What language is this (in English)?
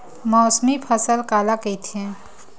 Chhattisgarhi